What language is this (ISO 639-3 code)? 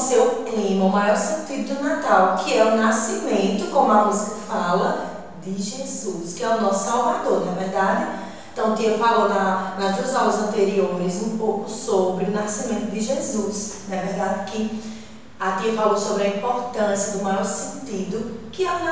por